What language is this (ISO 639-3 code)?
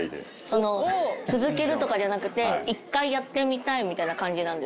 jpn